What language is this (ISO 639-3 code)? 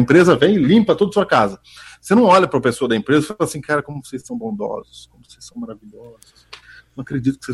por